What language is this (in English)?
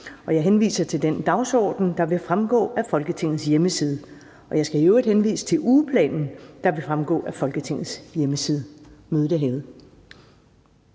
Danish